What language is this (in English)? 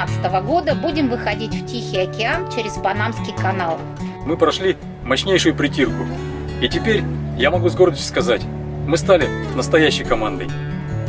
Russian